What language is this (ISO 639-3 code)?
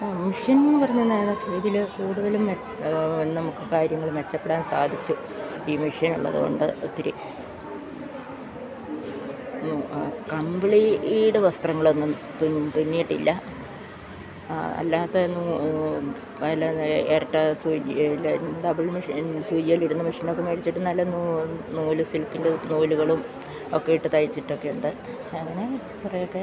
mal